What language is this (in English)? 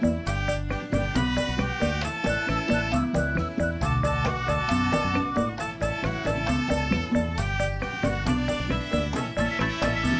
Indonesian